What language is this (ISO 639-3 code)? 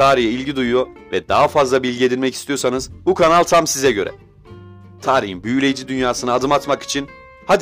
tur